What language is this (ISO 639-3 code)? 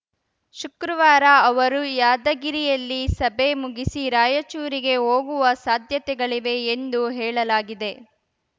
kan